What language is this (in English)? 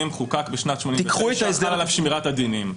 Hebrew